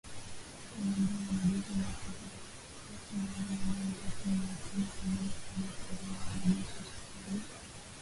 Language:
Swahili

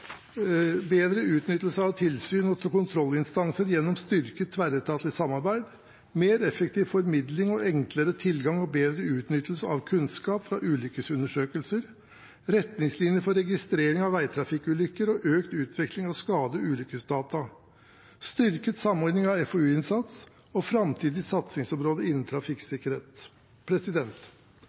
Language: Norwegian Bokmål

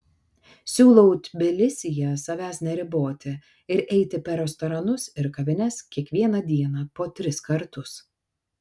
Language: Lithuanian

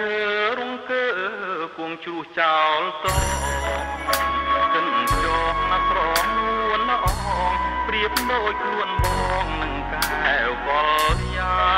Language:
Thai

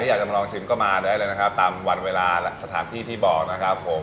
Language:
Thai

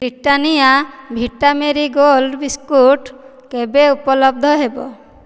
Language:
Odia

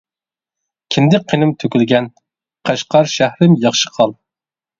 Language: Uyghur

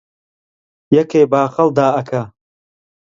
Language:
Central Kurdish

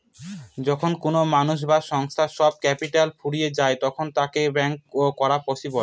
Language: Bangla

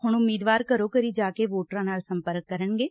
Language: Punjabi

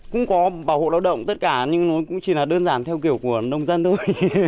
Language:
Vietnamese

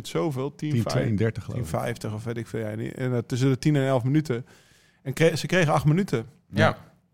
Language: Dutch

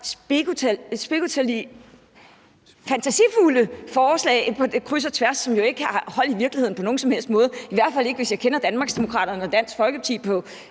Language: Danish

